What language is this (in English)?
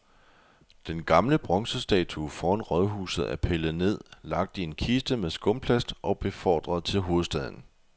Danish